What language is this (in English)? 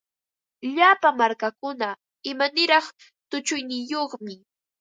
Ambo-Pasco Quechua